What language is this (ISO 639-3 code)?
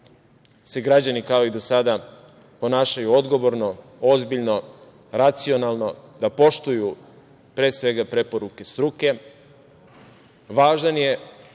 srp